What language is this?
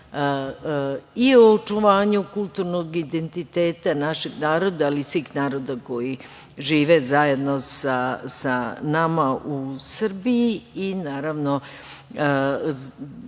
Serbian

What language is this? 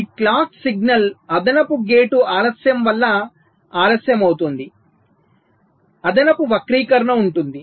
Telugu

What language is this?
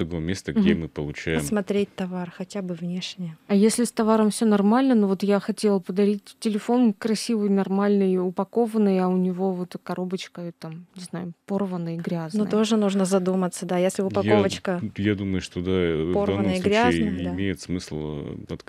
Russian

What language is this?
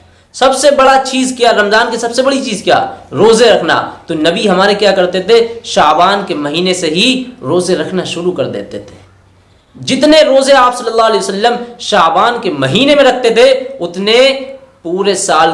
Hindi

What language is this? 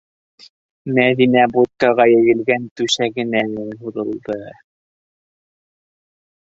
Bashkir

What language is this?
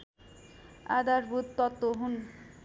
Nepali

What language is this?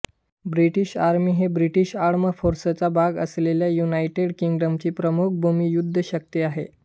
Marathi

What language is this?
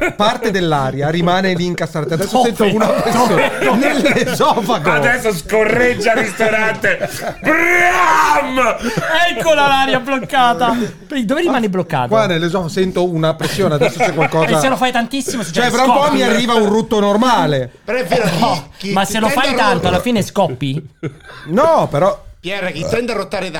Italian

